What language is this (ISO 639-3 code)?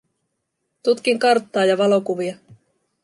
fin